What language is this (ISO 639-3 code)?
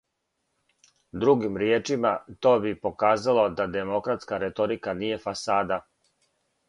srp